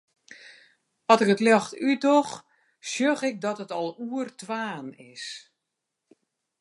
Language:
Western Frisian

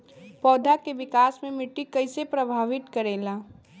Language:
Bhojpuri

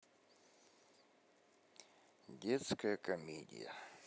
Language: Russian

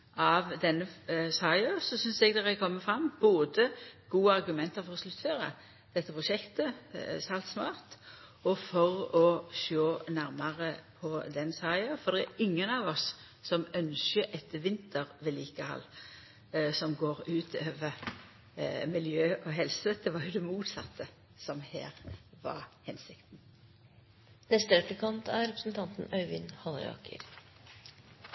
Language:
Norwegian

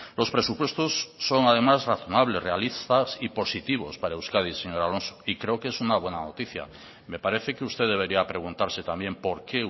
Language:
Spanish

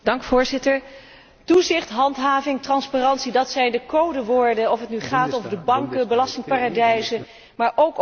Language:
Dutch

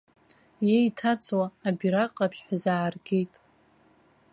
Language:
Abkhazian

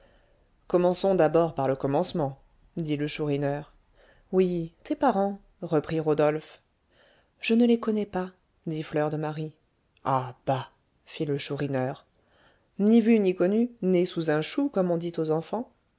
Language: French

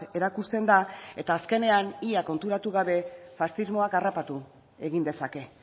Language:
Basque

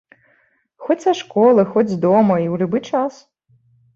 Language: Belarusian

